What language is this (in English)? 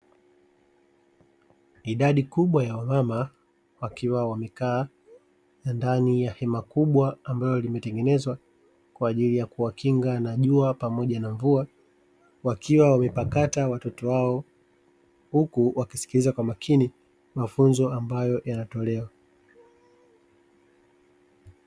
Swahili